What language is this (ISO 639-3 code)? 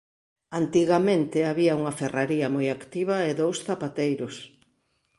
glg